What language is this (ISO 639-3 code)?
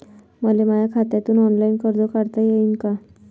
mar